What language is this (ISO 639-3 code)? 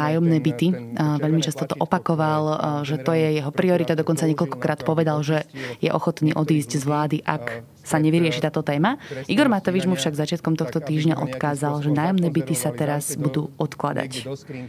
slk